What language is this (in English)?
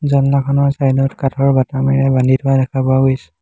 Assamese